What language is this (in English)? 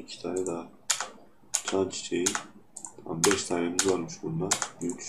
Turkish